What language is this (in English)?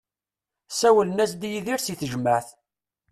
Kabyle